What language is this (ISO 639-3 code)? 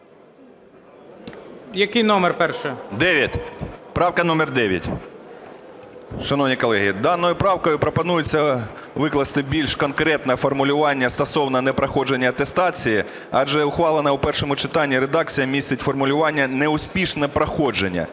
ukr